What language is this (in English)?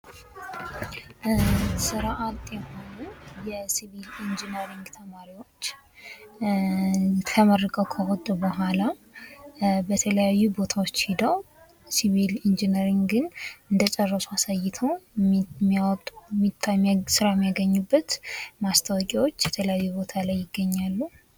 Amharic